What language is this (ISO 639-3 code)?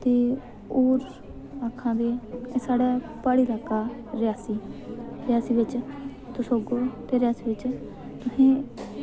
doi